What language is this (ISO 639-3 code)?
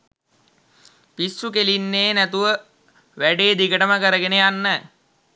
sin